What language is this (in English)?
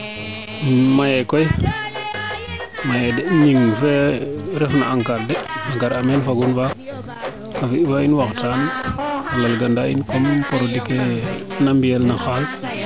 Serer